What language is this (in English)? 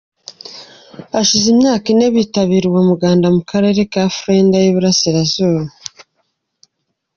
Kinyarwanda